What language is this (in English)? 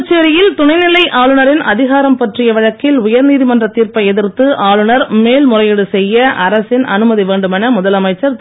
Tamil